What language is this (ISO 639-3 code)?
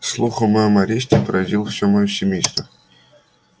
rus